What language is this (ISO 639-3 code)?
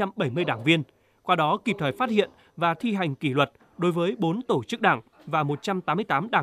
vie